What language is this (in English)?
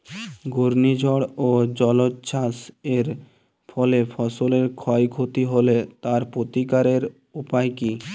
Bangla